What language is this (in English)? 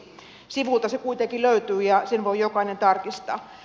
Finnish